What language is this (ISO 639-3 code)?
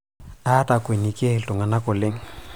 mas